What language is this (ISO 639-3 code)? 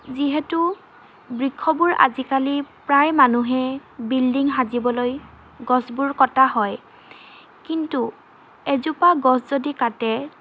asm